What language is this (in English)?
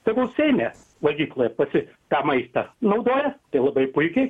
Lithuanian